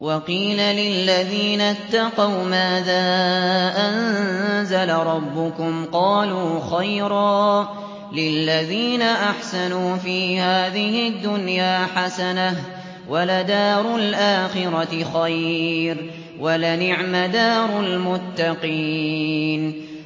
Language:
Arabic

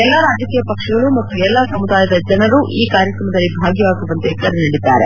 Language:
Kannada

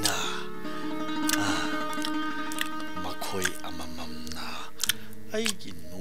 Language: Korean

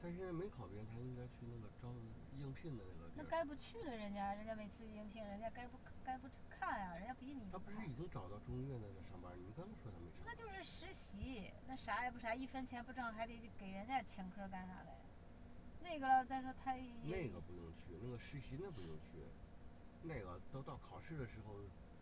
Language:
Chinese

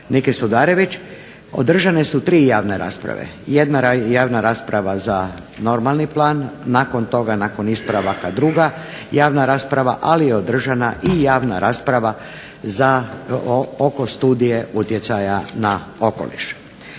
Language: Croatian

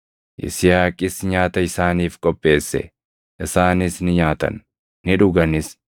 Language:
Oromo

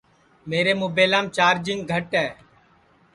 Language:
Sansi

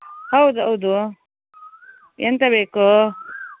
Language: Kannada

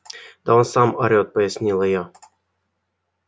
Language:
Russian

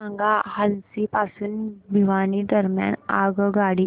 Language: Marathi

